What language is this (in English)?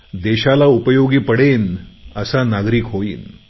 Marathi